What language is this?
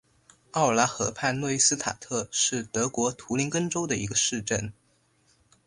Chinese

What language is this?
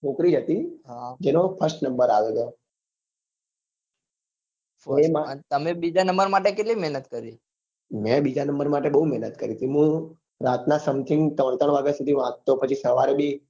Gujarati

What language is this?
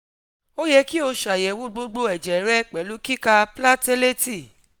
Yoruba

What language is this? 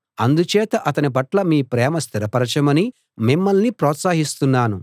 Telugu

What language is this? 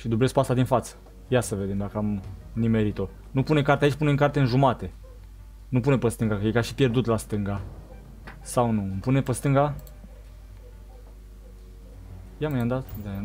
Romanian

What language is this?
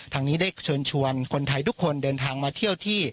Thai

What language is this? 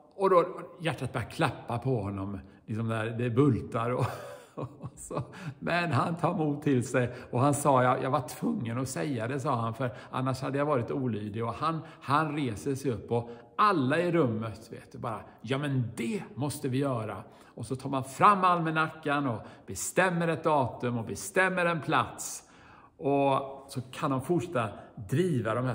Swedish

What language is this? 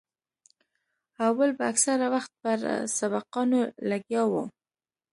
Pashto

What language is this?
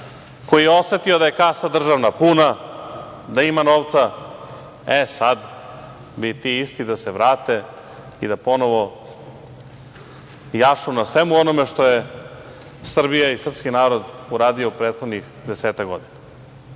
Serbian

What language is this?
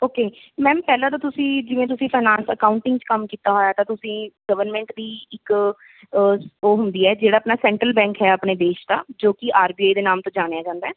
Punjabi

